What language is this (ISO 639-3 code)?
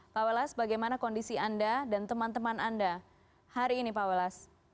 ind